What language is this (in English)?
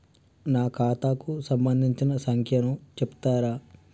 Telugu